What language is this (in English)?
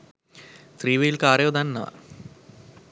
Sinhala